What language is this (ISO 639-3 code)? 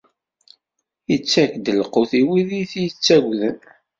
kab